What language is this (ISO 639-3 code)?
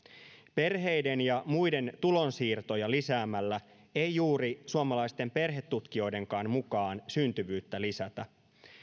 fin